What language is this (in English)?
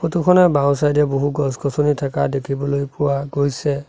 Assamese